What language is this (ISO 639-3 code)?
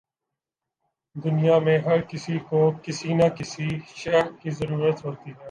urd